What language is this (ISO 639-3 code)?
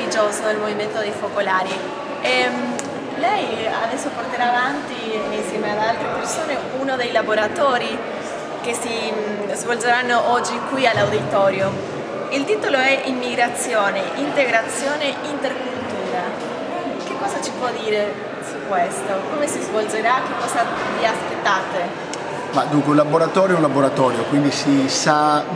ita